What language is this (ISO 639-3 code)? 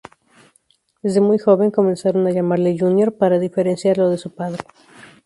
spa